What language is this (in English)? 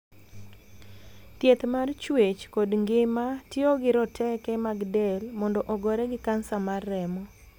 Luo (Kenya and Tanzania)